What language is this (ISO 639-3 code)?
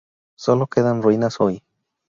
spa